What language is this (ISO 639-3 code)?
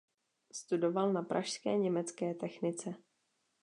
ces